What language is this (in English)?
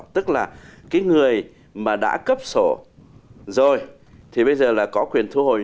Vietnamese